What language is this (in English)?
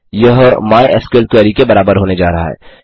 Hindi